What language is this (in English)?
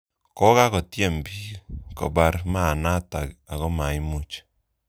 Kalenjin